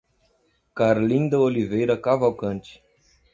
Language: Portuguese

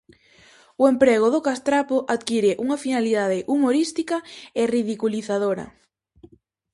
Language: Galician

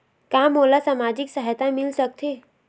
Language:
Chhattisgarhi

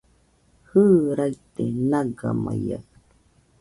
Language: Nüpode Huitoto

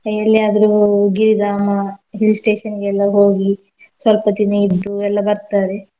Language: Kannada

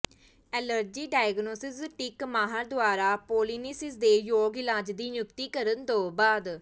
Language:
Punjabi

